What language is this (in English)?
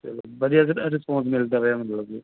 Punjabi